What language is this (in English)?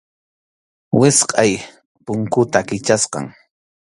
Arequipa-La Unión Quechua